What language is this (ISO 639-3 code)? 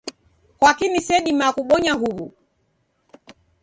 dav